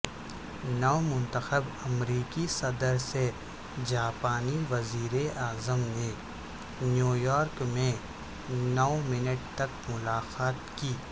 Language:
Urdu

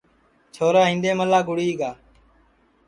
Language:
Sansi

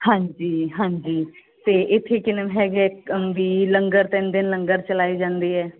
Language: Punjabi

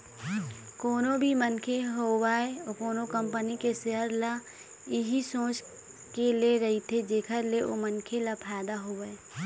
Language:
Chhattisgarhi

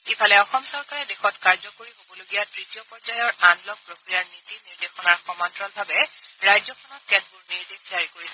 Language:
Assamese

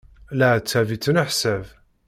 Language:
Kabyle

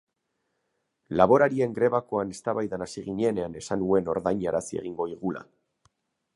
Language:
Basque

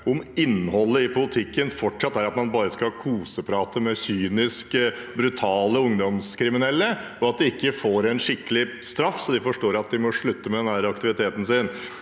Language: Norwegian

